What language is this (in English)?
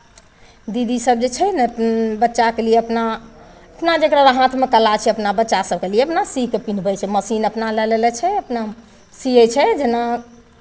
Maithili